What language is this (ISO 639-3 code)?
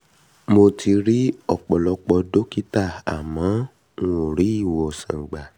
yor